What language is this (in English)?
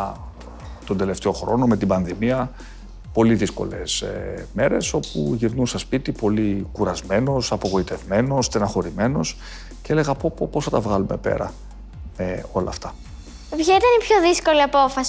Greek